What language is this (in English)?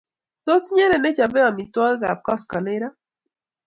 Kalenjin